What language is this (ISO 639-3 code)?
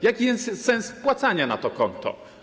pol